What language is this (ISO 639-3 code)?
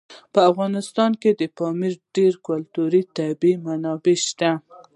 pus